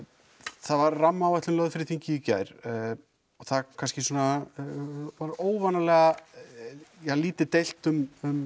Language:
Icelandic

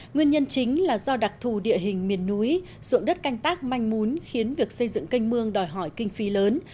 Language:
Vietnamese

